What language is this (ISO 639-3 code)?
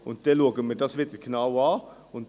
gsw